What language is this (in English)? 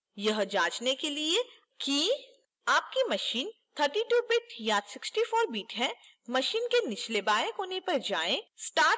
Hindi